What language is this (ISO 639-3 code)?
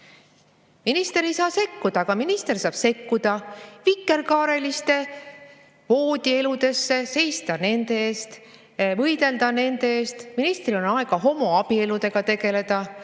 est